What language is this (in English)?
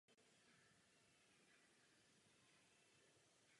Czech